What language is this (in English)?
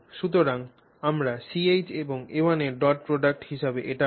Bangla